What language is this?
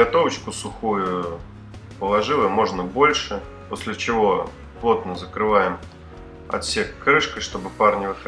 Russian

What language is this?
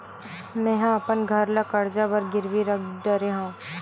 Chhattisgarhi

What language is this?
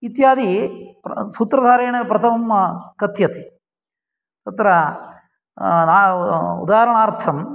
Sanskrit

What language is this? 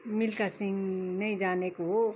Nepali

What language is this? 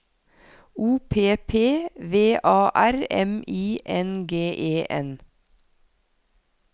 Norwegian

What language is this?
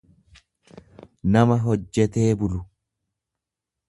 Oromo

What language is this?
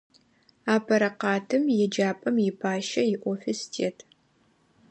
Adyghe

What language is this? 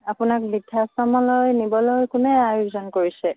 Assamese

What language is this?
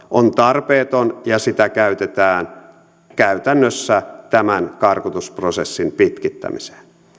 Finnish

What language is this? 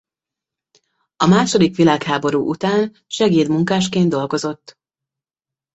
Hungarian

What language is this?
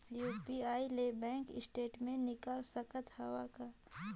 Chhattisgarhi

